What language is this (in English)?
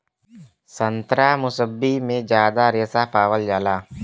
Bhojpuri